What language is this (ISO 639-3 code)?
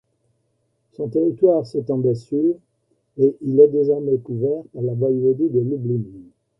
fra